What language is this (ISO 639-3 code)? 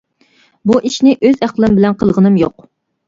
uig